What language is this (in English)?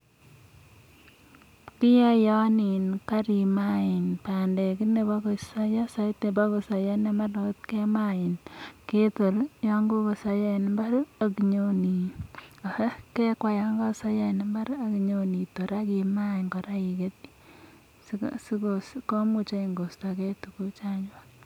Kalenjin